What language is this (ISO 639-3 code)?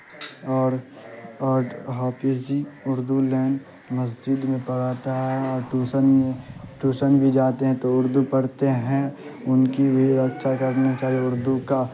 urd